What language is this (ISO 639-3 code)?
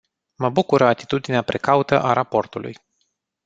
ron